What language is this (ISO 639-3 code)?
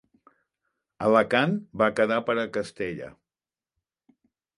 cat